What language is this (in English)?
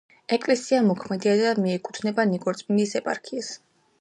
Georgian